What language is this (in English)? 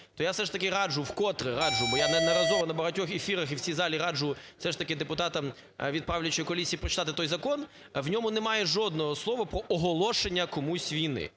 Ukrainian